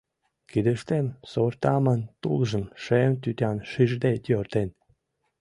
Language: Mari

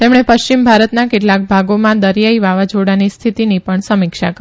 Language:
Gujarati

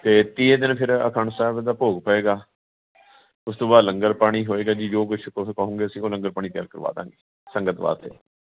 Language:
Punjabi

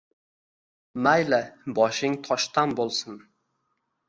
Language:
Uzbek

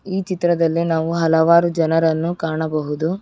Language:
Kannada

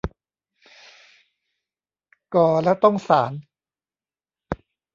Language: Thai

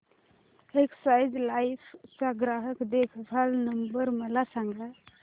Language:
Marathi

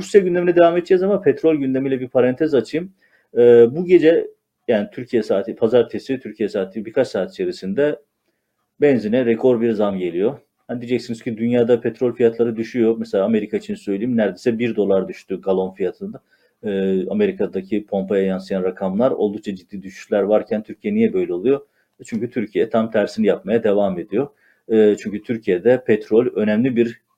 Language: Turkish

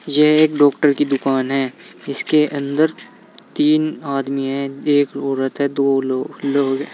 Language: Hindi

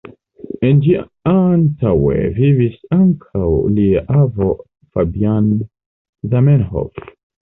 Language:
Esperanto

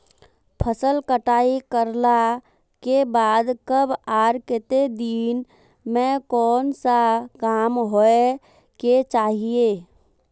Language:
Magahi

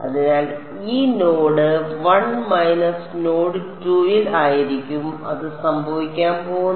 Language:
Malayalam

